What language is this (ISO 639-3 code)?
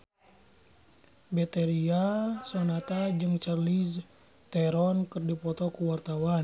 sun